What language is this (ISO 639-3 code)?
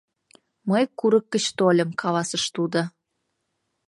chm